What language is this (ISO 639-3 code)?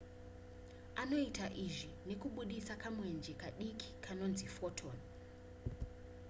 sna